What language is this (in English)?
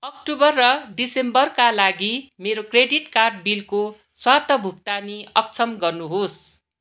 Nepali